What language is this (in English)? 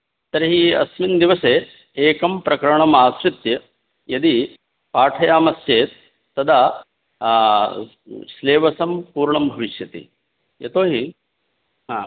Sanskrit